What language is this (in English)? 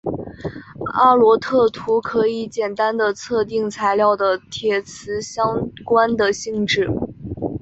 Chinese